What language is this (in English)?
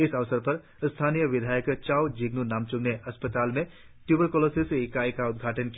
Hindi